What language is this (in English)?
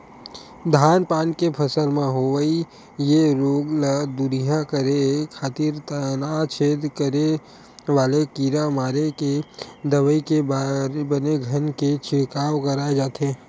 Chhattisgarhi